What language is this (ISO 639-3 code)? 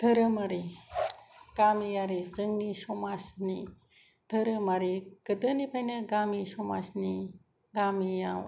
brx